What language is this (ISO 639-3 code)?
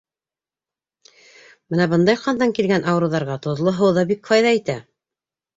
bak